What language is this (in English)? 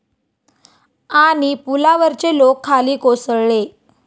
Marathi